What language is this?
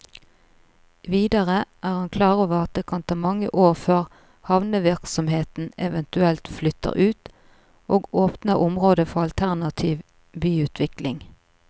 Norwegian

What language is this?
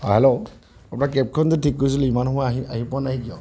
Assamese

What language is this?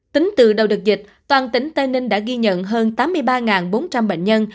Vietnamese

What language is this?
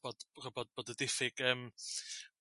Welsh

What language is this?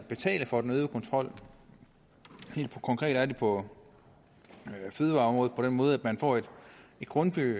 Danish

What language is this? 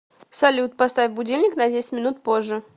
Russian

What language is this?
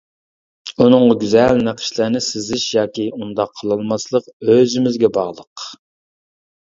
Uyghur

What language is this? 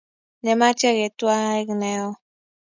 Kalenjin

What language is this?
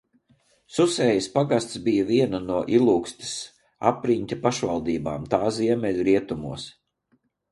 Latvian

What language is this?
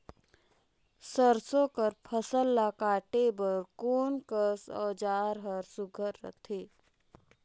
Chhattisgarhi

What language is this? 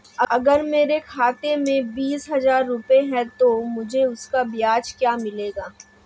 Hindi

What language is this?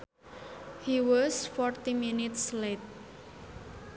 Sundanese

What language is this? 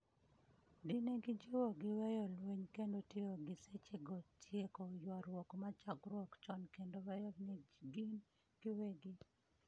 Luo (Kenya and Tanzania)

